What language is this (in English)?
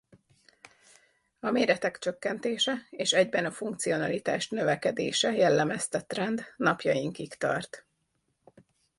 Hungarian